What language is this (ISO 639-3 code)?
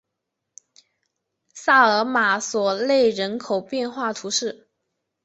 zho